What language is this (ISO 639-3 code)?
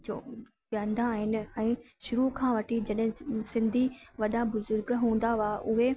snd